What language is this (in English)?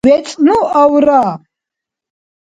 Dargwa